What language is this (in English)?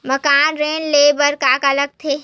Chhattisgarhi